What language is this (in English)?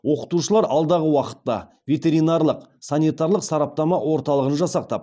Kazakh